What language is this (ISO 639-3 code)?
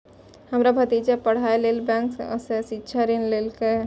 mai